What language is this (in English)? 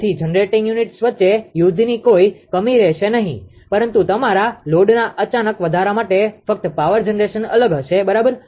Gujarati